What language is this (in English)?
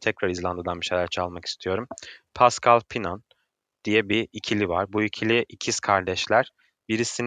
Turkish